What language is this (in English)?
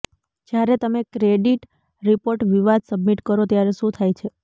Gujarati